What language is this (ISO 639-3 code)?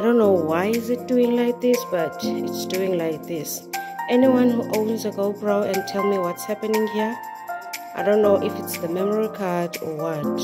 eng